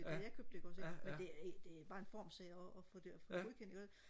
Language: Danish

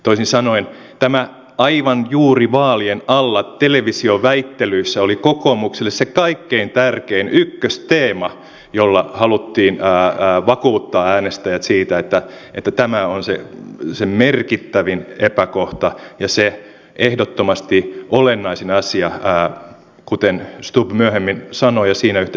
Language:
Finnish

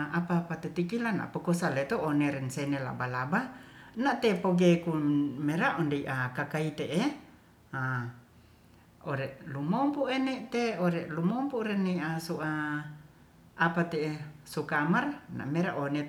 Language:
Ratahan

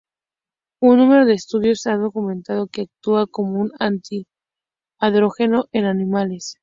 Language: Spanish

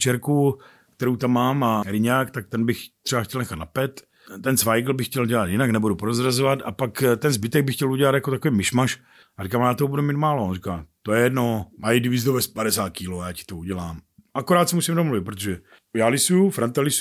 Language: Czech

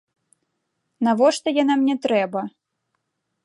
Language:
Belarusian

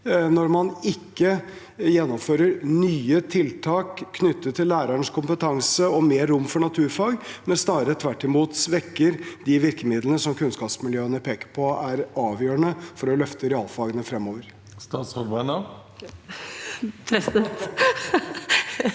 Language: Norwegian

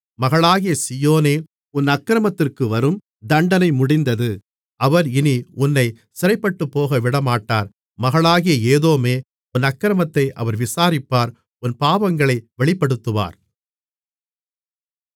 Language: Tamil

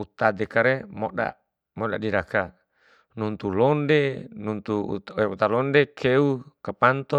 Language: Bima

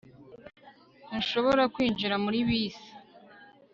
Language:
Kinyarwanda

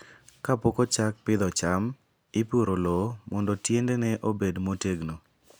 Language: Luo (Kenya and Tanzania)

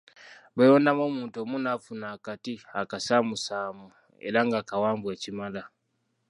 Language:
Ganda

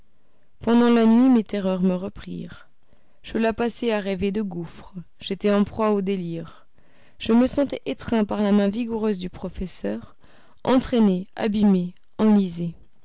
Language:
French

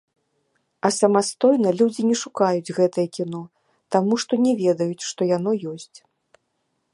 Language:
Belarusian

